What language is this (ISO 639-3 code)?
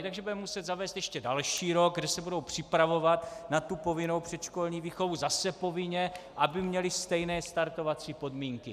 ces